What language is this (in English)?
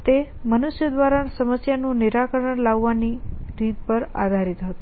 Gujarati